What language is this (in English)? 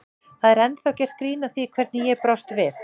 Icelandic